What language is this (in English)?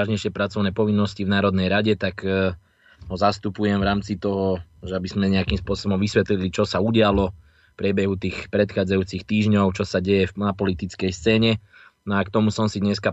Slovak